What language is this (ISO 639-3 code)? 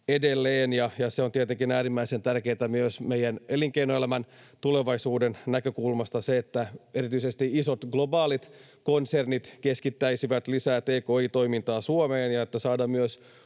fin